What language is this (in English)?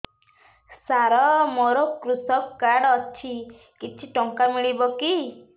Odia